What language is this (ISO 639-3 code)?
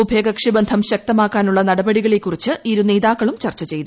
mal